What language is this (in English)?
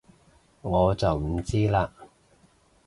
Cantonese